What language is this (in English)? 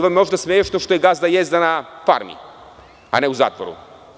Serbian